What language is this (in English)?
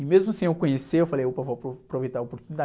Portuguese